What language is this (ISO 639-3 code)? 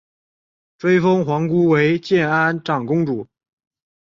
zho